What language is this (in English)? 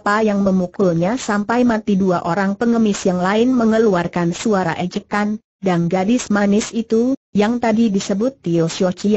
Indonesian